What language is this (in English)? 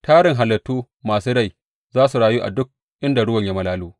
Hausa